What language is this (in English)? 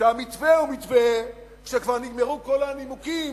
Hebrew